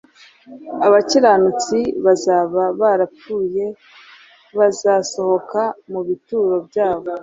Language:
Kinyarwanda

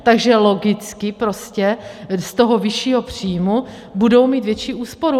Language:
Czech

